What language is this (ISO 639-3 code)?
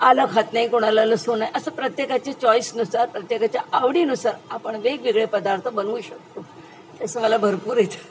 mar